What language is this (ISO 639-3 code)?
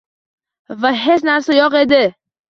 uzb